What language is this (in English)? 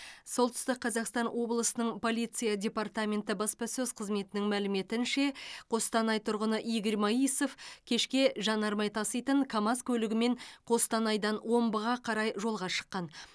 Kazakh